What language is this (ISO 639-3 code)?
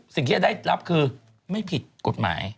tha